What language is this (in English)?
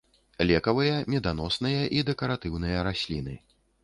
Belarusian